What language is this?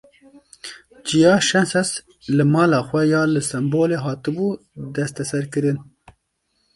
Kurdish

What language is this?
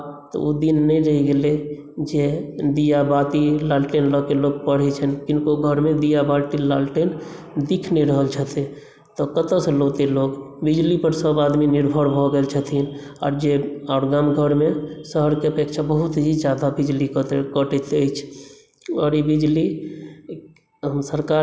Maithili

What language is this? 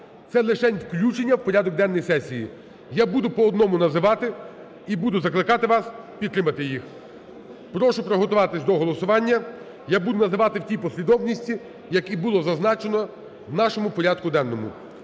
Ukrainian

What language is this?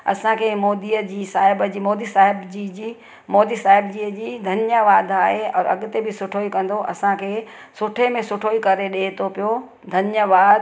Sindhi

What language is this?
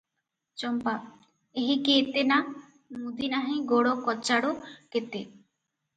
Odia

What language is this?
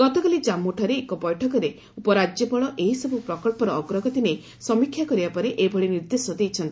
Odia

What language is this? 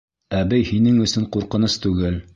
Bashkir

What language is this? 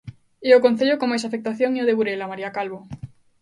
Galician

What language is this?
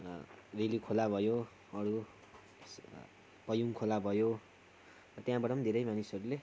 Nepali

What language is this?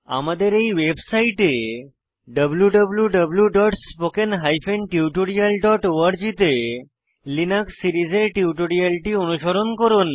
Bangla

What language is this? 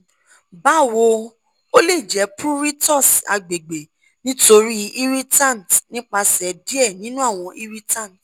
Yoruba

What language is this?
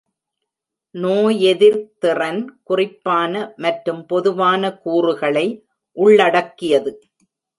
Tamil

